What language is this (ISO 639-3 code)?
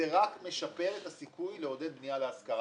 heb